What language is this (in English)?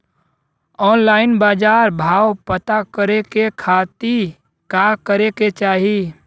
Bhojpuri